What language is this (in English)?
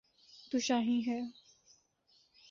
Urdu